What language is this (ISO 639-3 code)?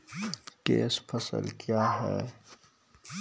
mai